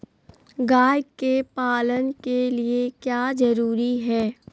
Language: Magahi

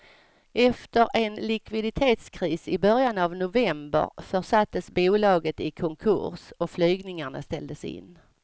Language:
Swedish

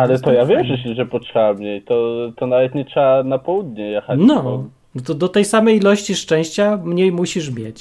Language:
Polish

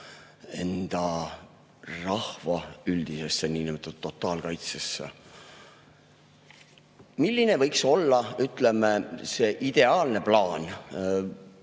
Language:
Estonian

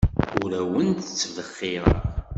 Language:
Kabyle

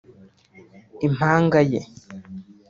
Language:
Kinyarwanda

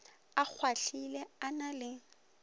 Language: Northern Sotho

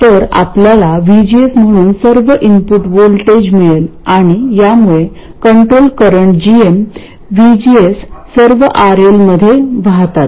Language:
Marathi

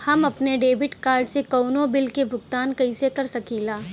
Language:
Bhojpuri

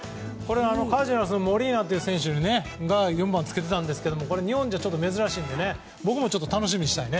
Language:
Japanese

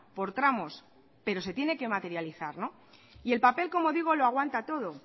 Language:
Spanish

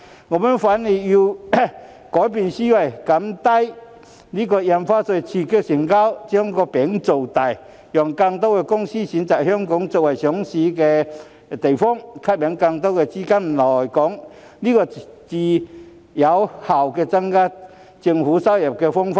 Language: Cantonese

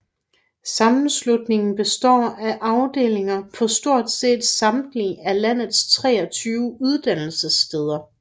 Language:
Danish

